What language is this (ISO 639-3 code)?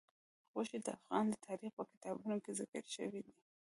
pus